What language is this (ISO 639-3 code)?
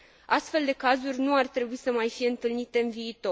ron